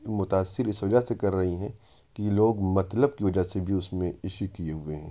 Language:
Urdu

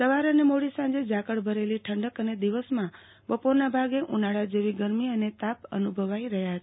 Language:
Gujarati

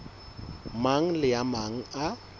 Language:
Southern Sotho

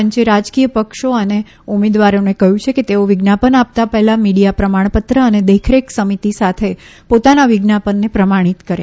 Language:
Gujarati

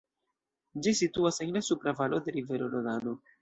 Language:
Esperanto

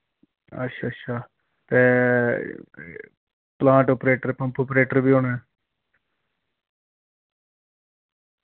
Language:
Dogri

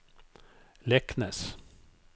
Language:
Norwegian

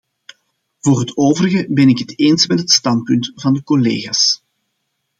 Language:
Dutch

